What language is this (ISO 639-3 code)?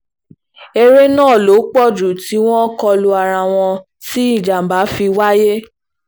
yor